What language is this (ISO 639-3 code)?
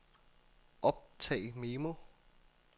dan